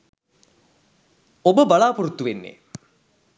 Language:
Sinhala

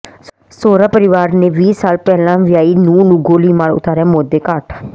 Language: Punjabi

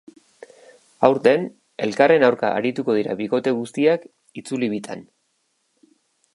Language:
Basque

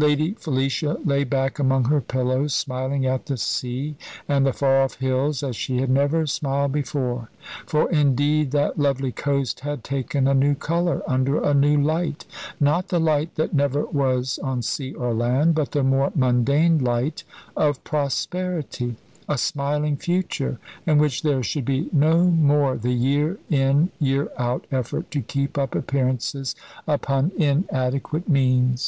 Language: English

